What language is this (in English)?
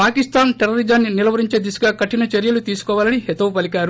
Telugu